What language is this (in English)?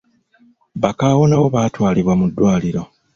Ganda